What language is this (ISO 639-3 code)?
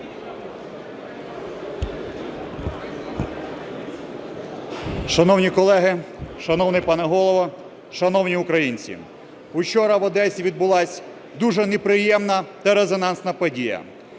ukr